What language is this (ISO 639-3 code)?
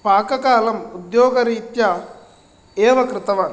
san